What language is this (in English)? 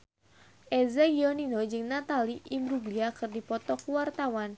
Sundanese